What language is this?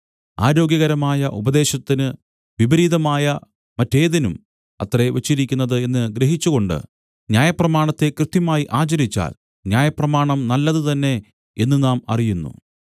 Malayalam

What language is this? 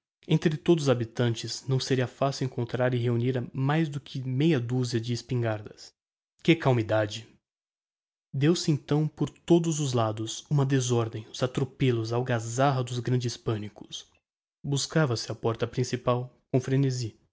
Portuguese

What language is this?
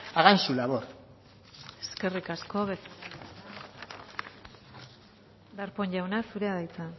Basque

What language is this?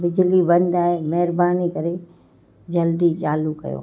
Sindhi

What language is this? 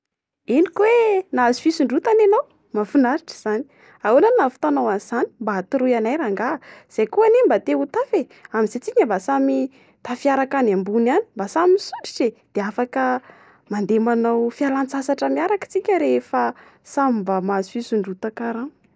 Malagasy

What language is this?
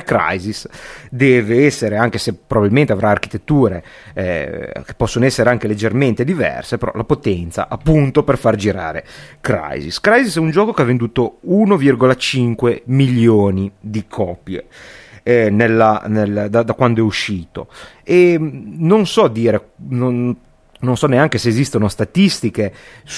Italian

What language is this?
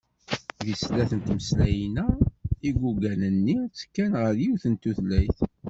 Kabyle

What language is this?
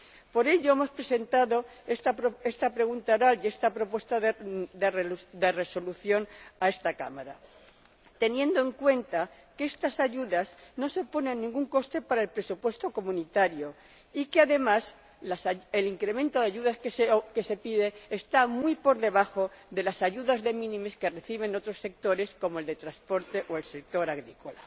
Spanish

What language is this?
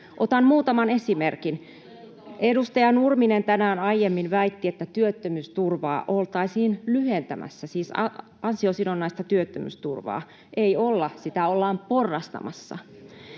Finnish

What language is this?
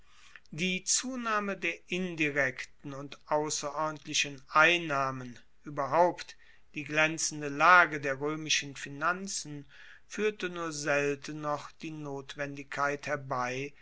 German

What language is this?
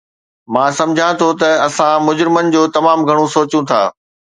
Sindhi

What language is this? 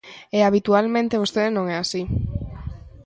Galician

